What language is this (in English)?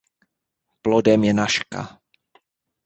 Czech